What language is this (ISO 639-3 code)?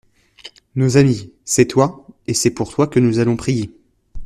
fra